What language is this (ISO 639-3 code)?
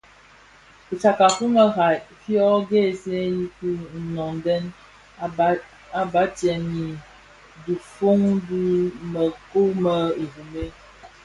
ksf